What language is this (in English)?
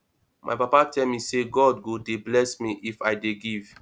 Nigerian Pidgin